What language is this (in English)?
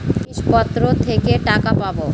Bangla